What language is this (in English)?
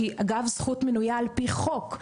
Hebrew